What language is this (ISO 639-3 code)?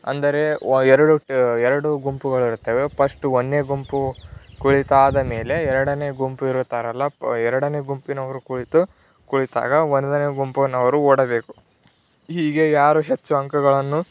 kan